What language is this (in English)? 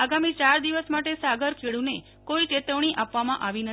Gujarati